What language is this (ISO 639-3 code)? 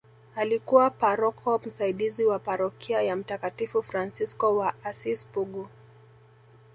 swa